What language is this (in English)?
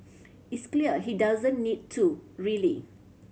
English